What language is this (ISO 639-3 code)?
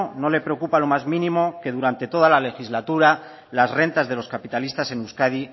spa